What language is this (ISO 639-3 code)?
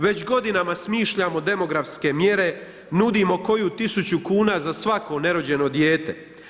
hrv